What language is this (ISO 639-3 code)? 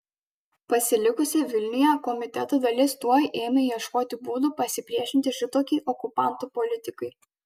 lit